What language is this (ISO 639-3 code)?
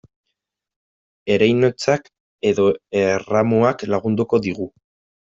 eus